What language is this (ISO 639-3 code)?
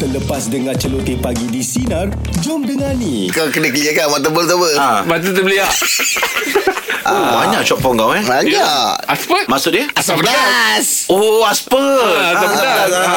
msa